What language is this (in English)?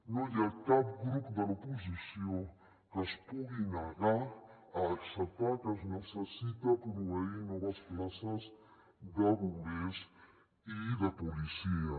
Catalan